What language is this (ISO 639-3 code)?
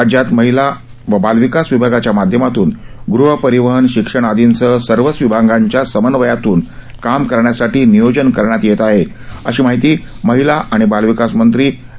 mar